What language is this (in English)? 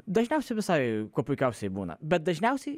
Lithuanian